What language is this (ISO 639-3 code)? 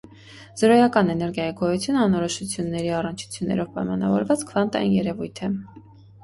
hye